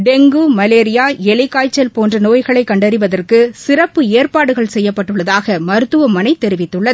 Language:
Tamil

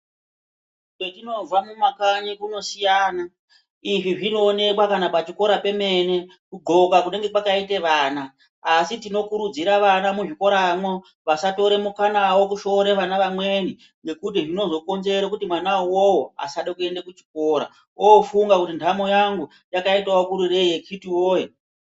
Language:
Ndau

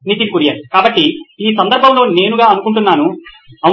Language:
Telugu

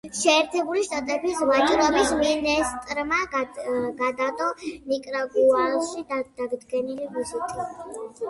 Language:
Georgian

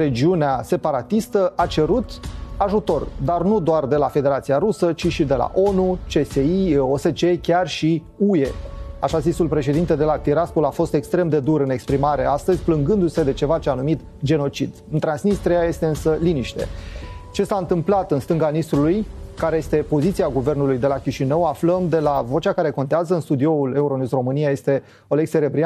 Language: Romanian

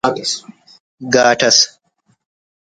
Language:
Brahui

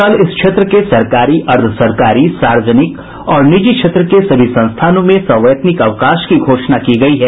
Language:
Hindi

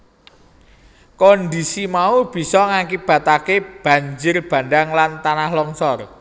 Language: Javanese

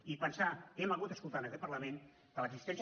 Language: Catalan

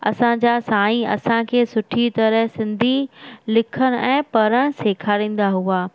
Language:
Sindhi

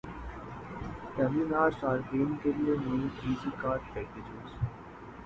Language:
Urdu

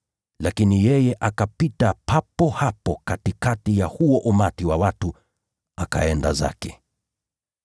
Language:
Swahili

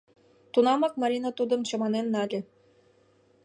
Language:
Mari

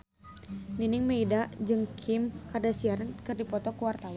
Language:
Sundanese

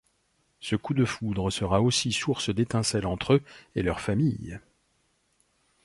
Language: French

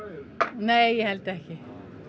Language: Icelandic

